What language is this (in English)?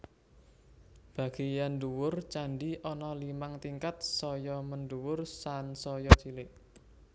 Javanese